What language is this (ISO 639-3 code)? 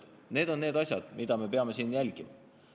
est